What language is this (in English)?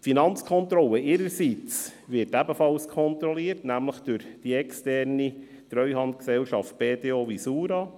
Swiss German